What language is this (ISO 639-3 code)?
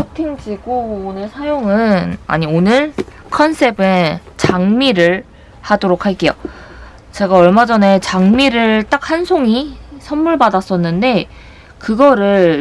kor